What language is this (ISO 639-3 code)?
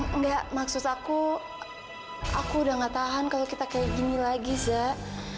ind